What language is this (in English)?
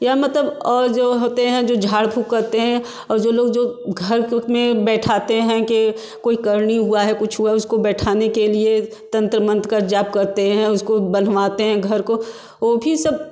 Hindi